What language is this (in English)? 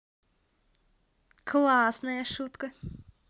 Russian